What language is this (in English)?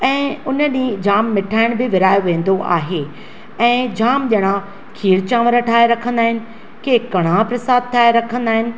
Sindhi